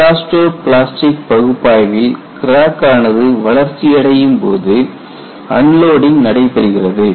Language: Tamil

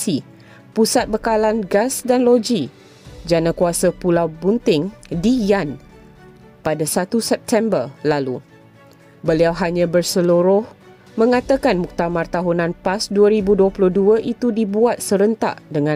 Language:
Malay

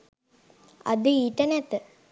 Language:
Sinhala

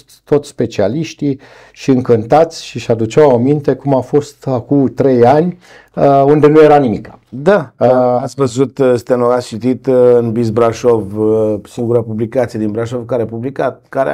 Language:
Romanian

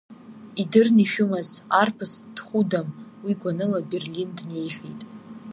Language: Abkhazian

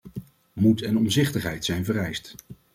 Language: Dutch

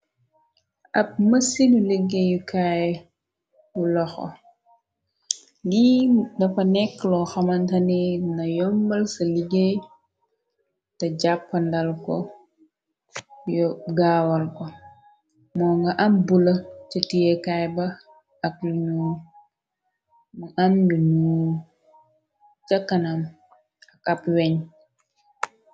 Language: Wolof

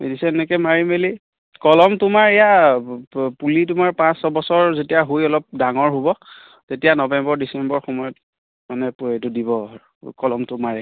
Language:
Assamese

